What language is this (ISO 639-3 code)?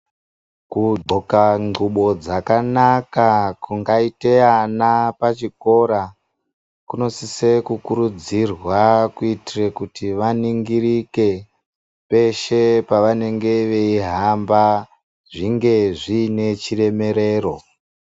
ndc